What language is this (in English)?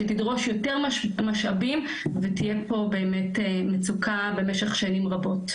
Hebrew